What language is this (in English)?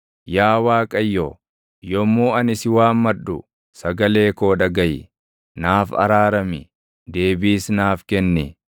Oromo